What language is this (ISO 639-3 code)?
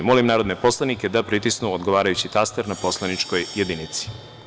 srp